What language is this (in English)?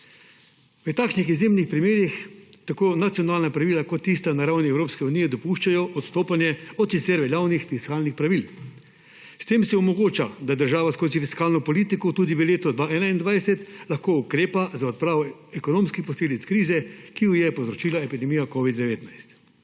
Slovenian